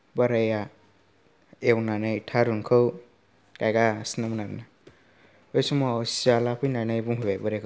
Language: Bodo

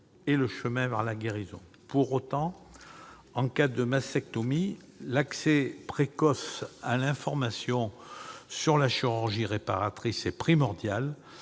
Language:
French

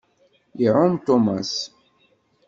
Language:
Kabyle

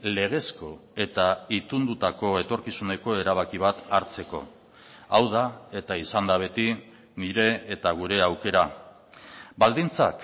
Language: Basque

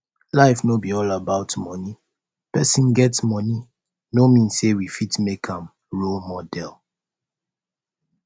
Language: Nigerian Pidgin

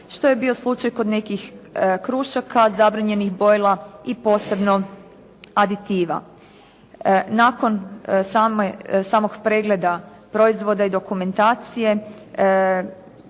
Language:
Croatian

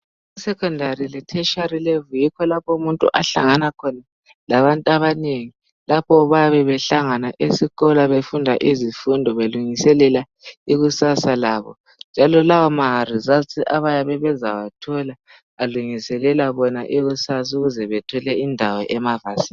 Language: North Ndebele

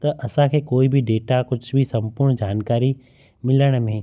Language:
Sindhi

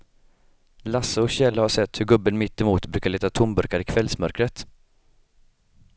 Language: Swedish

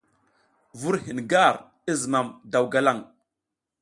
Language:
South Giziga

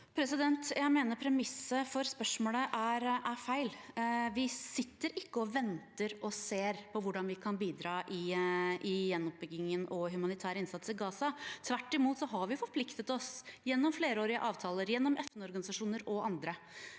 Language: Norwegian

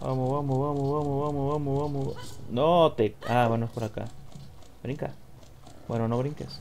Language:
Spanish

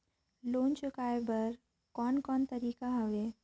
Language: Chhattisgarhi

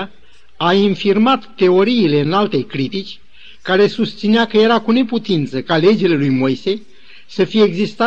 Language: Romanian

